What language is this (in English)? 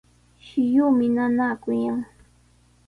Sihuas Ancash Quechua